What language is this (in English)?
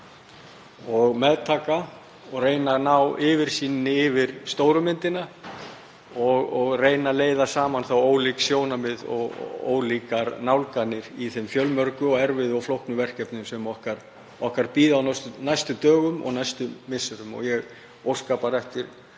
Icelandic